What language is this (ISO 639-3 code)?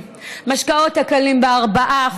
heb